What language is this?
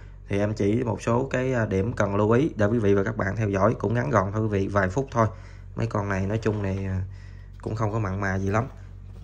Vietnamese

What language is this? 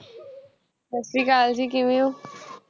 Punjabi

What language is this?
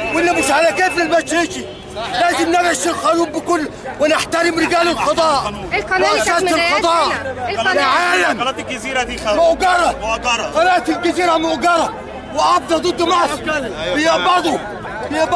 Arabic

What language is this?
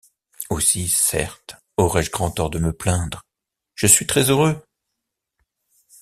French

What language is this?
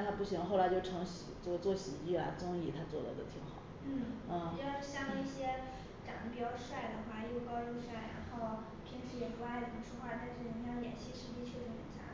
Chinese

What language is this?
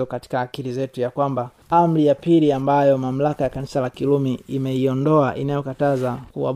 Swahili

